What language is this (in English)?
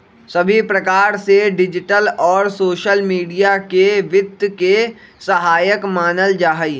Magahi